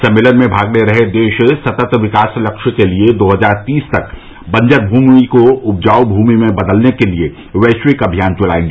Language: Hindi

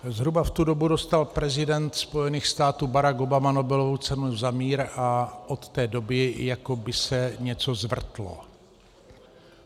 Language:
Czech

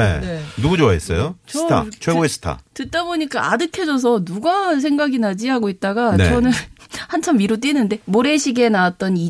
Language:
Korean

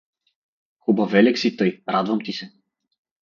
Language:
Bulgarian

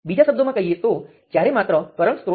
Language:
Gujarati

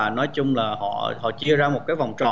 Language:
Vietnamese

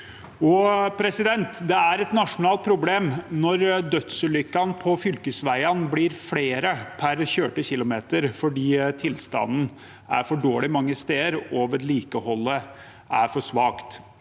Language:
Norwegian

